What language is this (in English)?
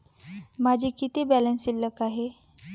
Marathi